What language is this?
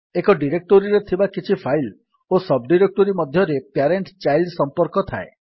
Odia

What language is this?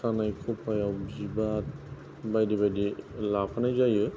Bodo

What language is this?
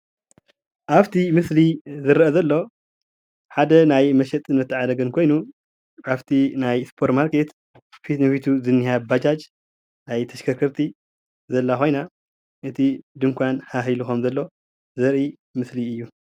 Tigrinya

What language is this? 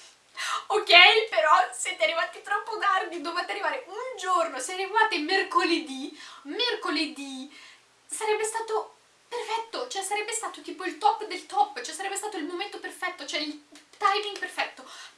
Italian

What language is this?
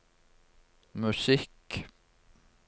Norwegian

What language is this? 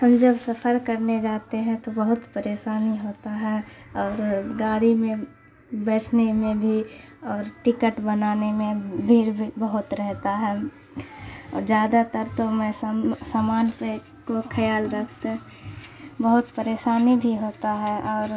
Urdu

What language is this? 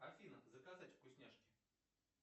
Russian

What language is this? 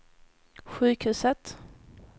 Swedish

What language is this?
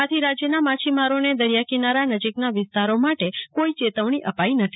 Gujarati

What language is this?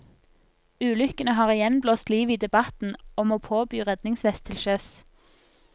Norwegian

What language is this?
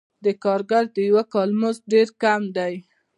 Pashto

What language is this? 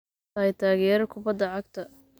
Somali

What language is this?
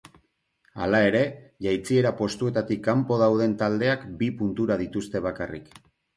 Basque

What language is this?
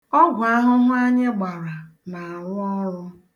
Igbo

